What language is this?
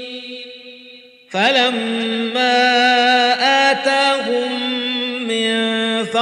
Arabic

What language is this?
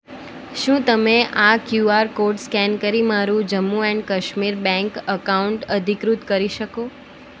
Gujarati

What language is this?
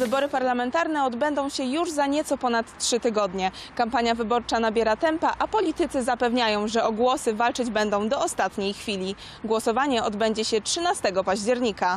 Polish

